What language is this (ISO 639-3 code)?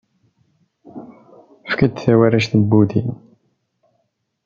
kab